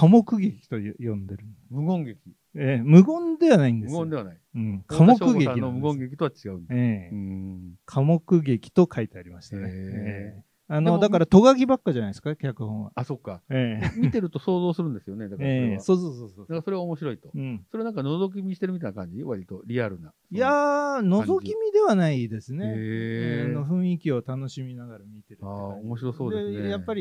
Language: Japanese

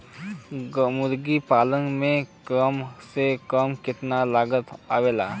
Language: Bhojpuri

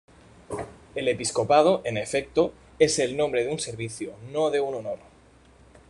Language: Spanish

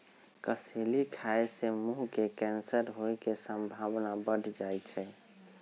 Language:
Magahi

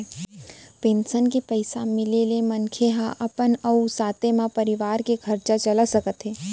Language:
Chhattisgarhi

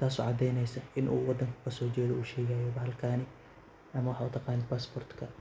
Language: Somali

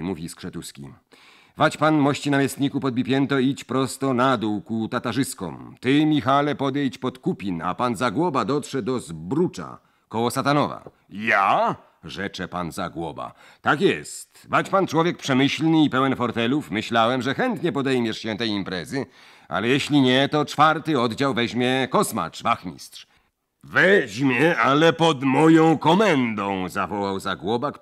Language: Polish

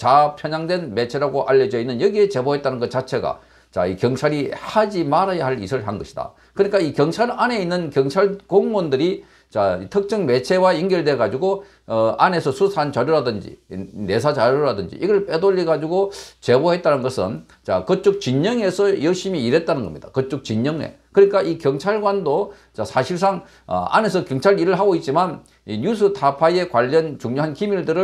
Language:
Korean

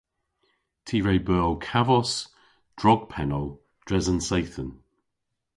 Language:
Cornish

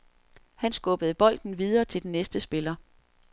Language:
Danish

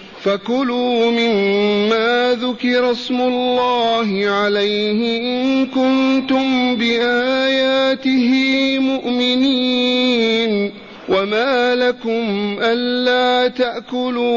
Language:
Arabic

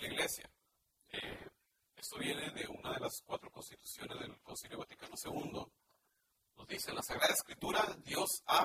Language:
Spanish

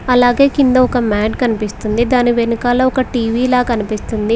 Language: Telugu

